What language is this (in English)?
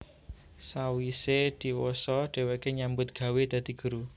Javanese